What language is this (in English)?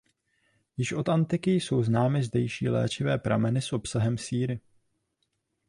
Czech